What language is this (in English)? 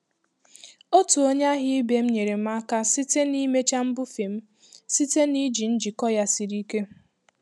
Igbo